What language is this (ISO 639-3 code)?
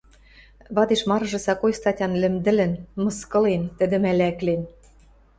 mrj